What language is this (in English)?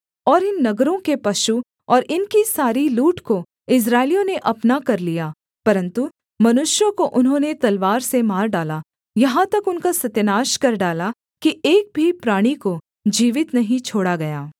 Hindi